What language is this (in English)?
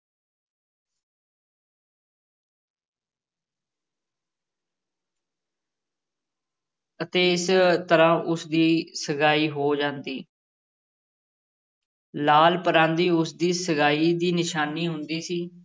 Punjabi